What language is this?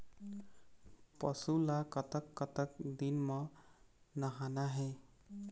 Chhattisgarhi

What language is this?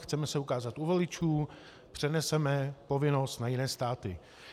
Czech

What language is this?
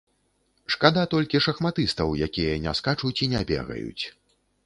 Belarusian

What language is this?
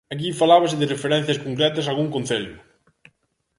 Galician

